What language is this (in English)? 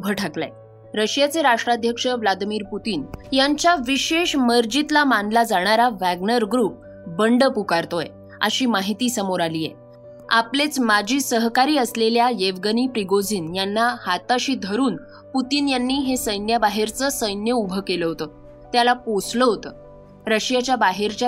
Marathi